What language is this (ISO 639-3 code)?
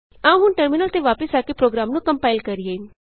pan